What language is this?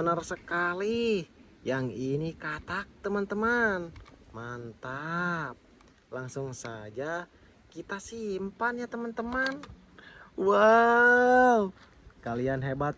Indonesian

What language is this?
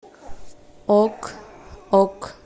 Russian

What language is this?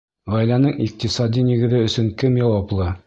Bashkir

